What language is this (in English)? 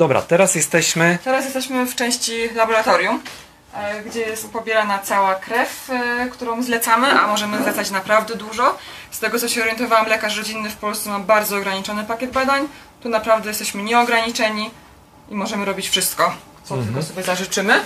Polish